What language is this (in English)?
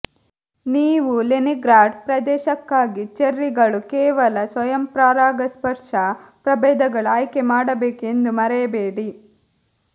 Kannada